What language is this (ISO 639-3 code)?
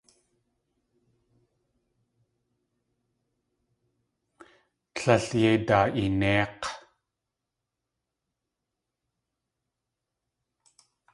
tli